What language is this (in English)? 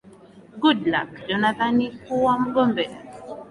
Swahili